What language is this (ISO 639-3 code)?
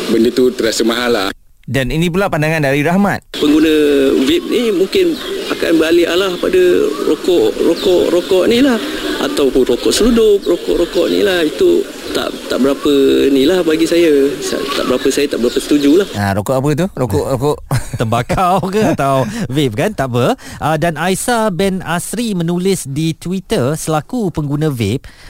msa